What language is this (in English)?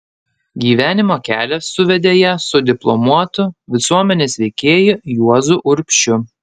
Lithuanian